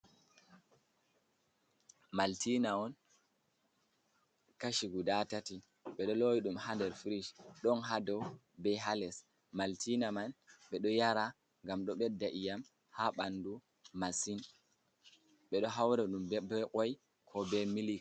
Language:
Fula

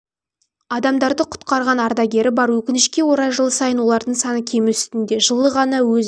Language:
Kazakh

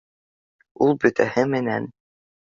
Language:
Bashkir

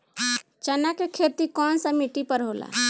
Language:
Bhojpuri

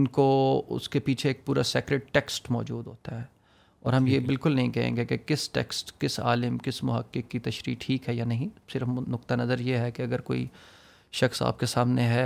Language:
Urdu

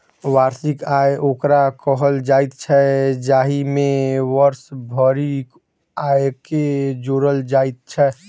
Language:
Maithili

